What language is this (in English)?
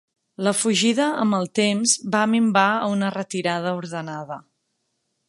Catalan